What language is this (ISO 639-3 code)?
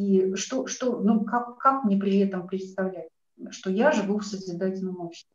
rus